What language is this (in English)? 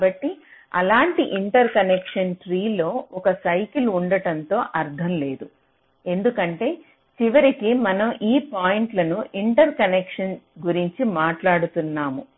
Telugu